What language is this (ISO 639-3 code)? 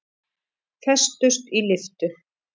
isl